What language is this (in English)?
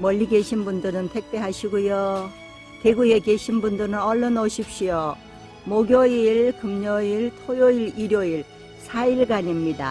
Korean